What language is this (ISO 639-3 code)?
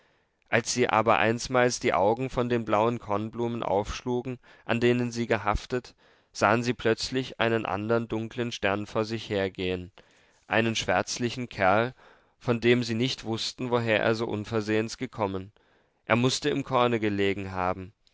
deu